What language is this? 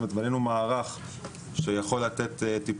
Hebrew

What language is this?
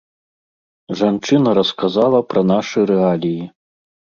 Belarusian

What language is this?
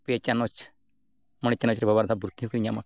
Santali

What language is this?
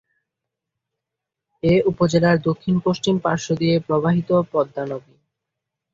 Bangla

